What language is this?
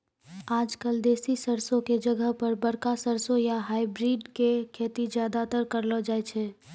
Maithili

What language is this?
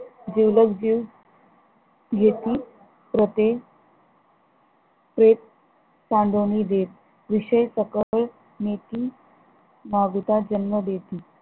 Marathi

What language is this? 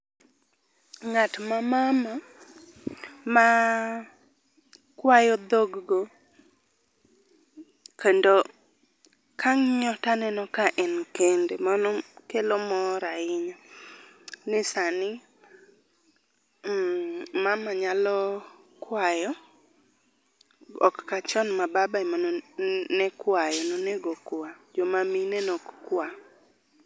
Luo (Kenya and Tanzania)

